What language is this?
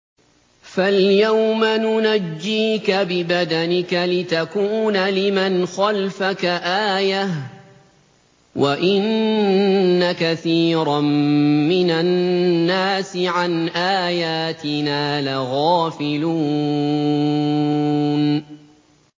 Arabic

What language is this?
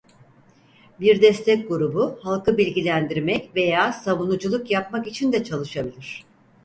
Turkish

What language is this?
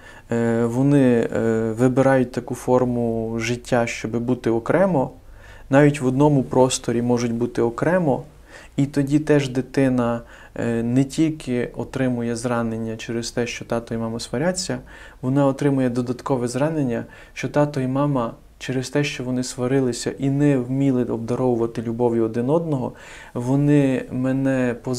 Ukrainian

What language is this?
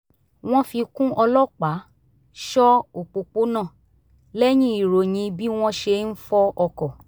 Yoruba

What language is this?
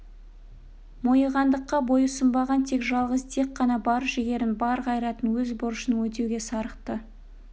Kazakh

